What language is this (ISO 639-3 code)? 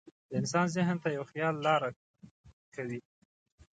pus